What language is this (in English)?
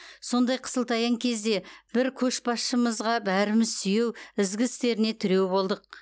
Kazakh